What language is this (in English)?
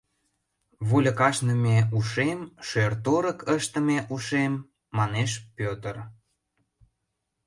Mari